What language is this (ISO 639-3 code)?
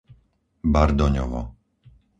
slk